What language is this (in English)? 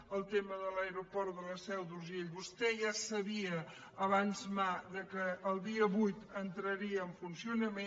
Catalan